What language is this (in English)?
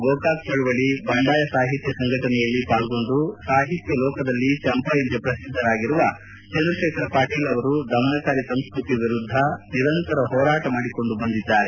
Kannada